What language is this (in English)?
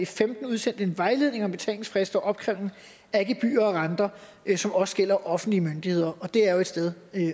Danish